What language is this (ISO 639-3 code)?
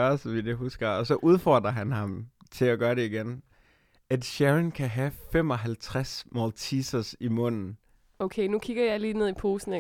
dan